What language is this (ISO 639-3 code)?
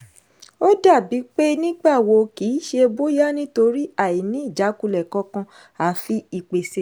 yor